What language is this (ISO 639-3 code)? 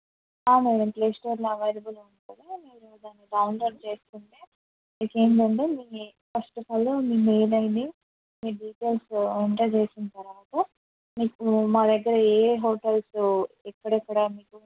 tel